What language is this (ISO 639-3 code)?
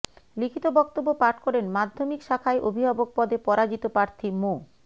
ben